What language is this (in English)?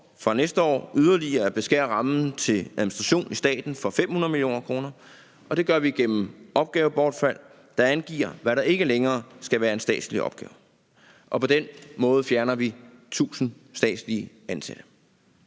Danish